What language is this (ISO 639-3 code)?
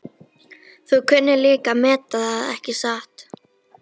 isl